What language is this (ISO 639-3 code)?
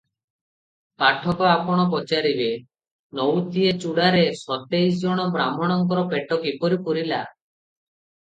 ori